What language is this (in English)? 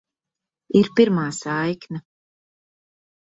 Latvian